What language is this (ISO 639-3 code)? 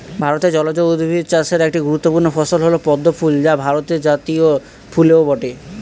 ben